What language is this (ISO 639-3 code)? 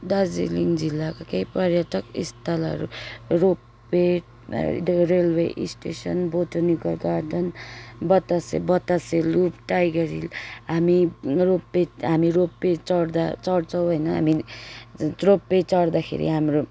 nep